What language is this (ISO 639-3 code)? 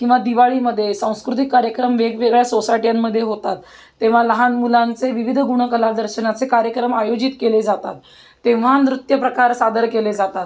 mar